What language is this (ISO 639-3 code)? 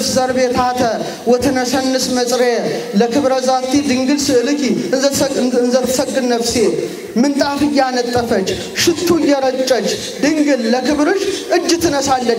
ara